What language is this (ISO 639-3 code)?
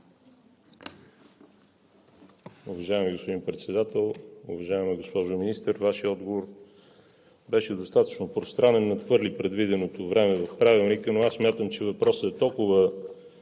bul